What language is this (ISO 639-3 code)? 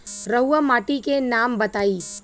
bho